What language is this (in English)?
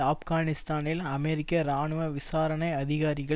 Tamil